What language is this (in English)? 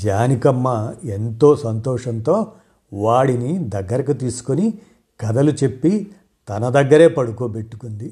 Telugu